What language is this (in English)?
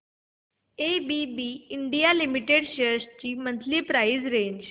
Marathi